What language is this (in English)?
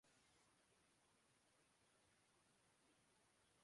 Urdu